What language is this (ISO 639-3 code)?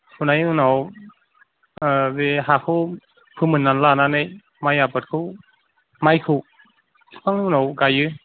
brx